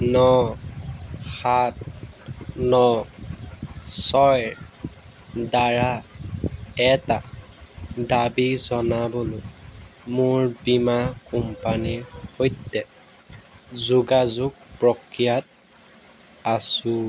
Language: Assamese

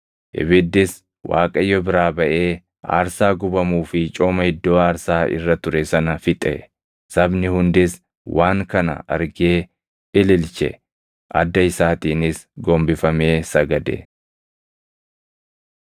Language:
Oromo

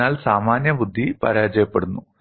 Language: Malayalam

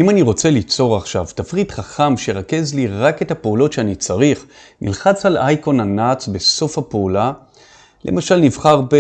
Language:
Hebrew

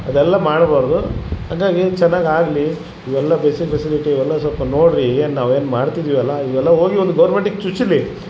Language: Kannada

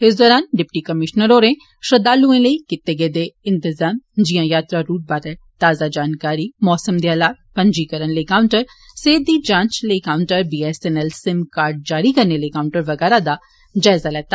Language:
Dogri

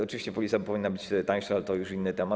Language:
Polish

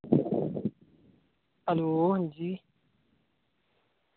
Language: Dogri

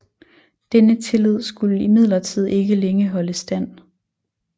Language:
Danish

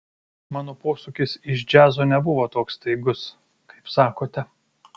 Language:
Lithuanian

